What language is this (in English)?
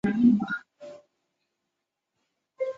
Chinese